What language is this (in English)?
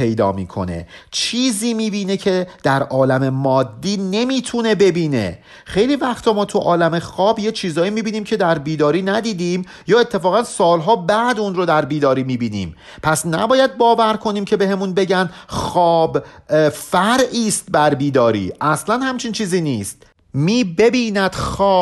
Persian